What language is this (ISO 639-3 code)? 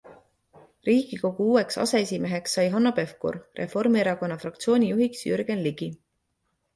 est